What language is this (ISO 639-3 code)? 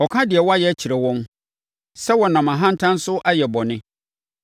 aka